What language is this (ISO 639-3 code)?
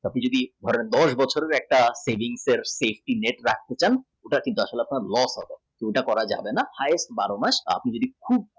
ben